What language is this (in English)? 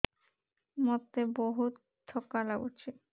Odia